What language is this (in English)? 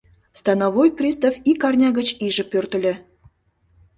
Mari